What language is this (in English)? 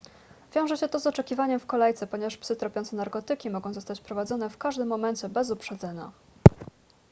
Polish